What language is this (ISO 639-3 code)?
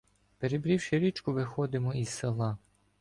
ukr